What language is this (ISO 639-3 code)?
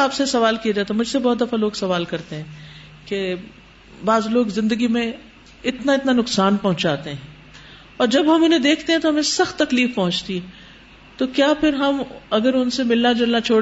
urd